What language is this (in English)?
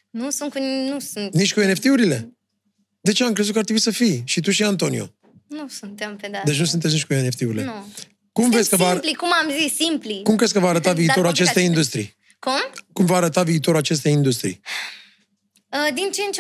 Romanian